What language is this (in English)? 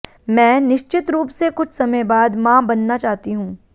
Hindi